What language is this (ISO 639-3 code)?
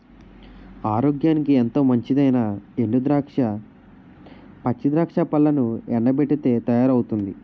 tel